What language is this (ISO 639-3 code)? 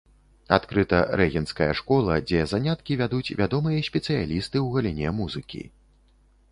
bel